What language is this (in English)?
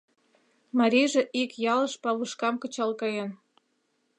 Mari